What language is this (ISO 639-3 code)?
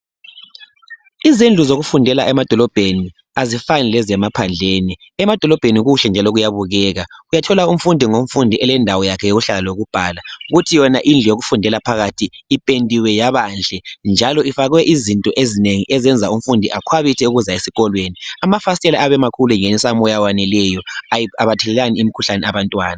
nde